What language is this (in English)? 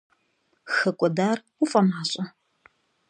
Kabardian